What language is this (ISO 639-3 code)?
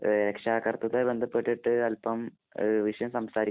mal